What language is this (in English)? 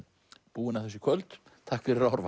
Icelandic